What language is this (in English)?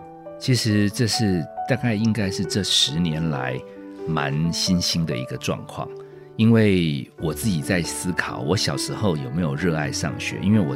Chinese